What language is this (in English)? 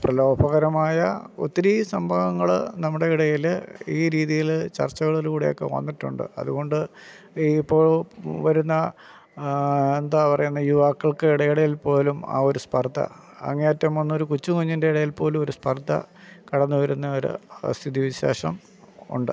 Malayalam